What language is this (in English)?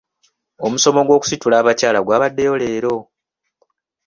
Ganda